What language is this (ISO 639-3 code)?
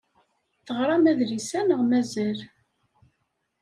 kab